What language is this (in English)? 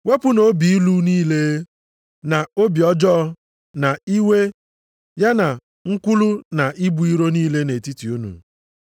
Igbo